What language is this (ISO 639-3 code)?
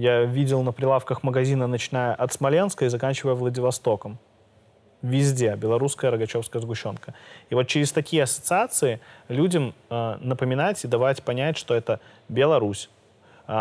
rus